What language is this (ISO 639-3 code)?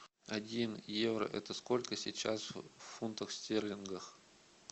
rus